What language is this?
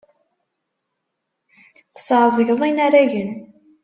Kabyle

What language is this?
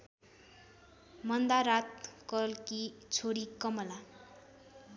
Nepali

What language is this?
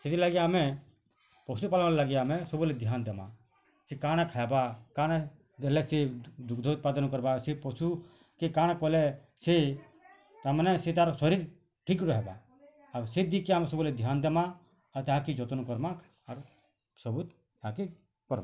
Odia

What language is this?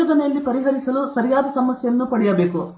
Kannada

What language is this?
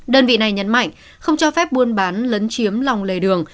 Vietnamese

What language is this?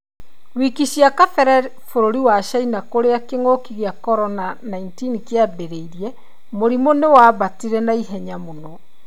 Kikuyu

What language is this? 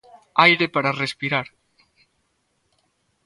Galician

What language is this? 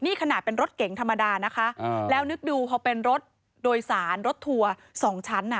Thai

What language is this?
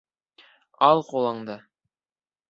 Bashkir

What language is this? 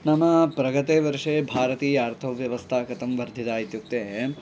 Sanskrit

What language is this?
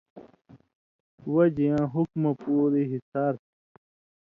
Indus Kohistani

